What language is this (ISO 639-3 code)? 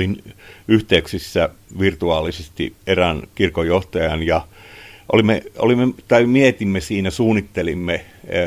fin